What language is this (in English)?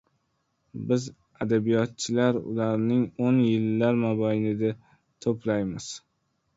Uzbek